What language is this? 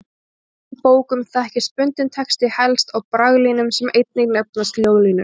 Icelandic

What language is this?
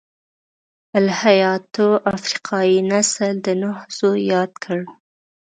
Pashto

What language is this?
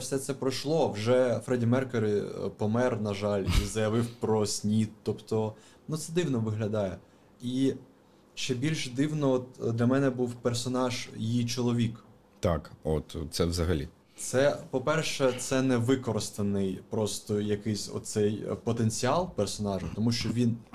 Ukrainian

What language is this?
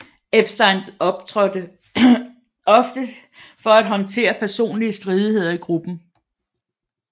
Danish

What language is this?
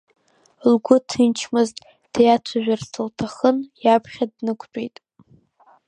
Abkhazian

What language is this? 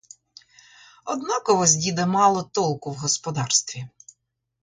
Ukrainian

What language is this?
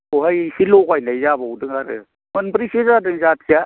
Bodo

